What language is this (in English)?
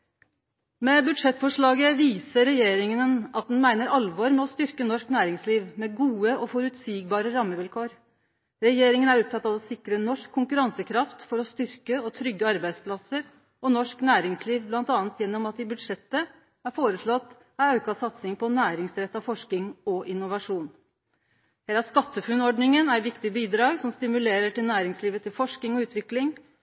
Norwegian Nynorsk